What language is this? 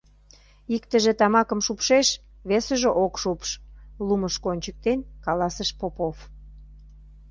Mari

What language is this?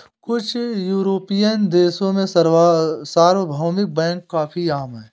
Hindi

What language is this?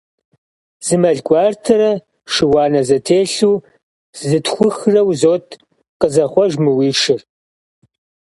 Kabardian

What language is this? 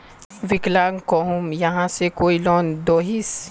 Magahi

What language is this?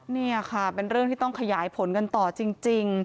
Thai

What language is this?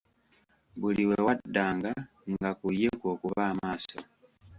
Ganda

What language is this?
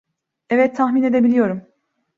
Turkish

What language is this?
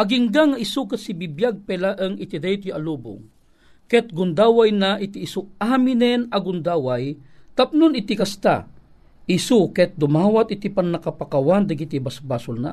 Filipino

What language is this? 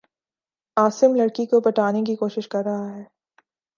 Urdu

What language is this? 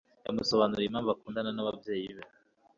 Kinyarwanda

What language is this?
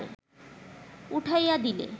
Bangla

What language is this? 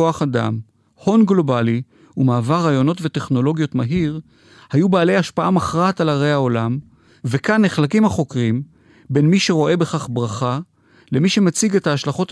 Hebrew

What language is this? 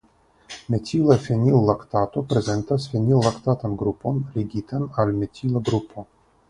Esperanto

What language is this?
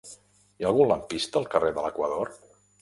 Catalan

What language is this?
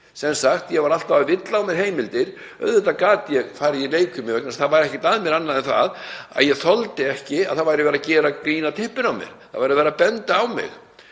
Icelandic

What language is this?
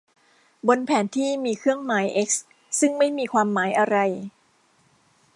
Thai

